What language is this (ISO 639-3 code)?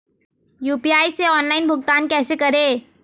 hin